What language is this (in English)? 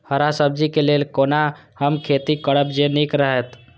Maithili